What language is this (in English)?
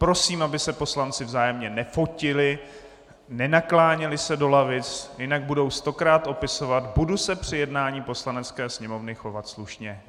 Czech